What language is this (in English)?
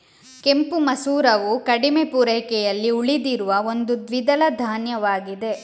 Kannada